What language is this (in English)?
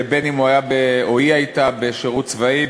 Hebrew